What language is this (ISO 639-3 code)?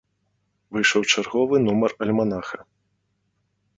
bel